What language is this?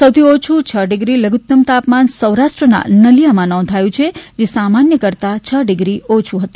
Gujarati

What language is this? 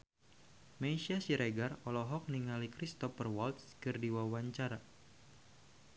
Sundanese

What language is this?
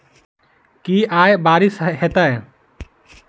Maithili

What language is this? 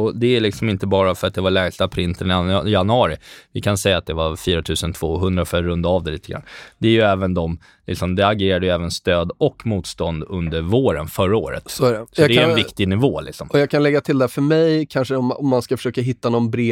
Swedish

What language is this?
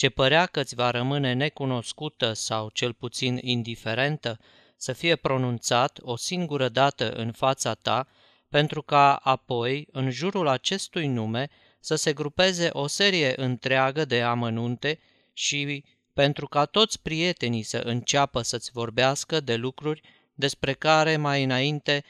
Romanian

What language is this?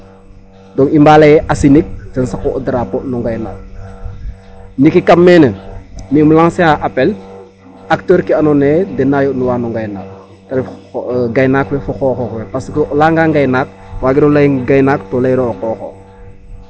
Serer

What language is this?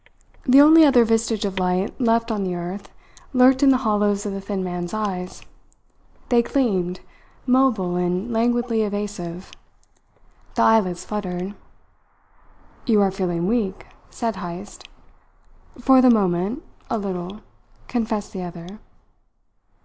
English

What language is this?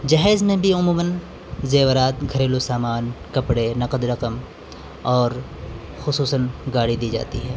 Urdu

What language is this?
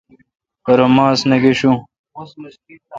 Kalkoti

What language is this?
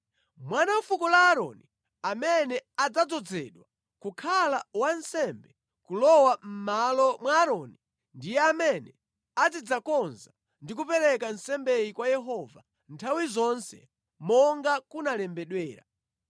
Nyanja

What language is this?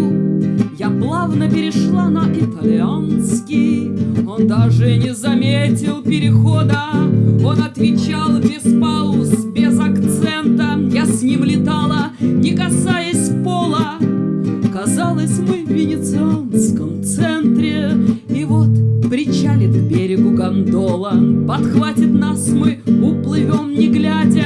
Russian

